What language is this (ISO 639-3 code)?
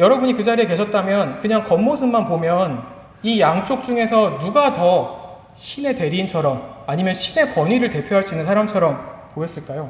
kor